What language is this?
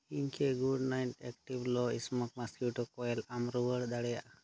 Santali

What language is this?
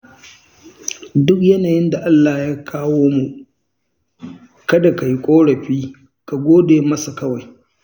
Hausa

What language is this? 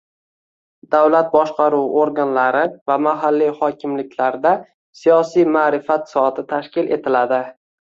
Uzbek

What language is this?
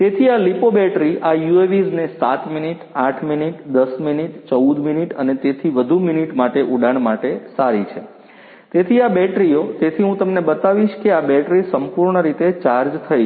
Gujarati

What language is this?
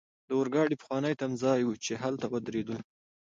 Pashto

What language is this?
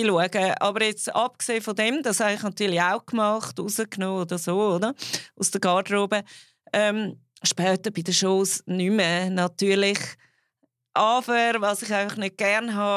German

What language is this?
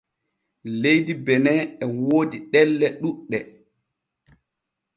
Borgu Fulfulde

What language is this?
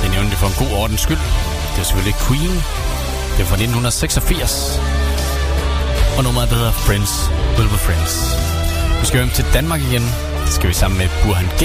Danish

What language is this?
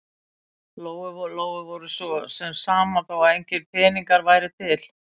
Icelandic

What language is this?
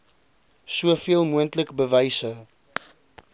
Afrikaans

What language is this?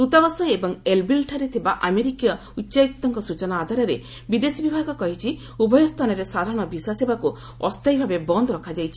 Odia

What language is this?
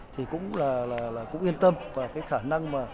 Vietnamese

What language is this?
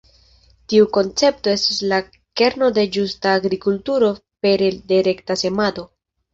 Esperanto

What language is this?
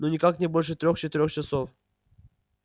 Russian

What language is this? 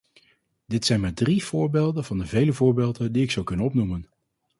Dutch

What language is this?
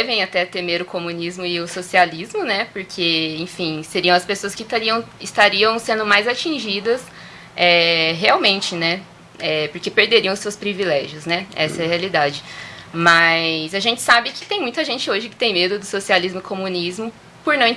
Portuguese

